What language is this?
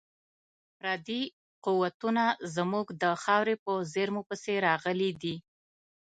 Pashto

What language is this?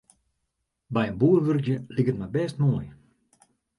Western Frisian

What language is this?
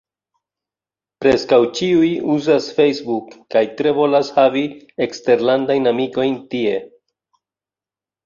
Esperanto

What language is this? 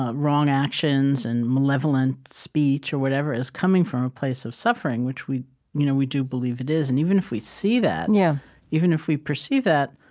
English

